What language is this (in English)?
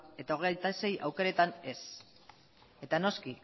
Basque